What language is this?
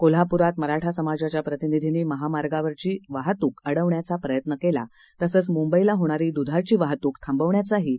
Marathi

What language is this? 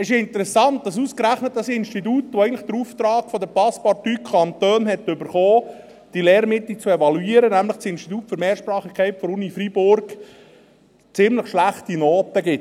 Swiss German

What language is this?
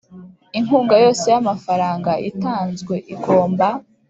Kinyarwanda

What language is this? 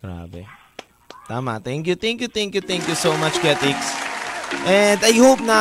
Filipino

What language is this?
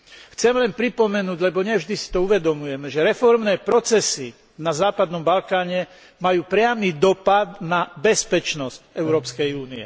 Slovak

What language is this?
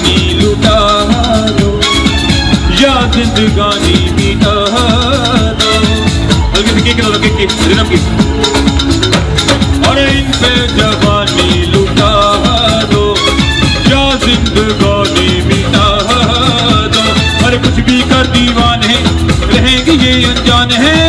Arabic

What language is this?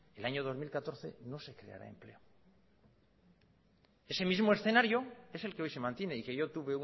Spanish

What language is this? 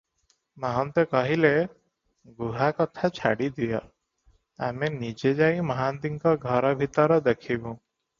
Odia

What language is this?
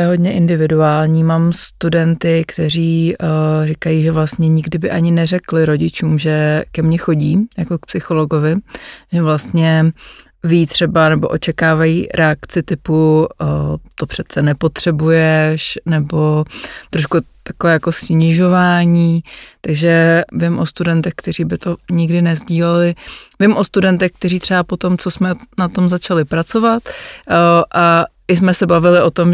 Czech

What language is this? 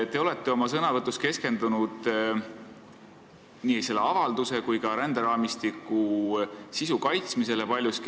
Estonian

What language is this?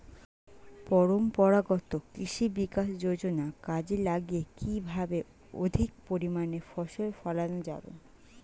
Bangla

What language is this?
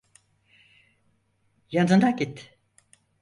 Turkish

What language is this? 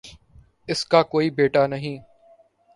Urdu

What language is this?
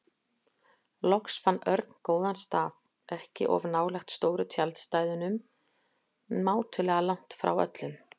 Icelandic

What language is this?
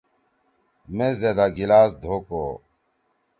Torwali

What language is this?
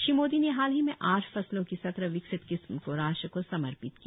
Hindi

